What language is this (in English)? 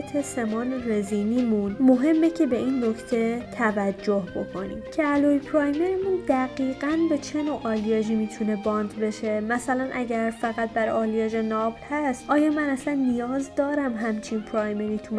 Persian